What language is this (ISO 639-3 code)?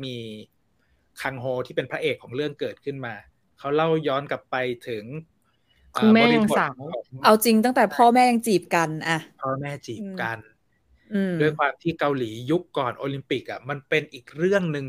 tha